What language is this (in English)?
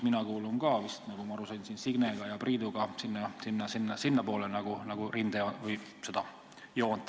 Estonian